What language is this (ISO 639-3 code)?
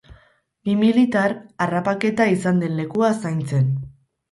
eus